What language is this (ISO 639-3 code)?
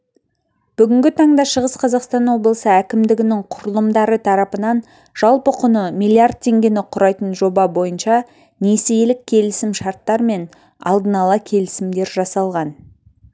kaz